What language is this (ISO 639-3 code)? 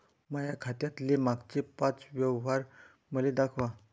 mar